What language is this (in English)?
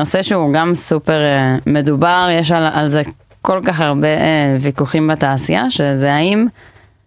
Hebrew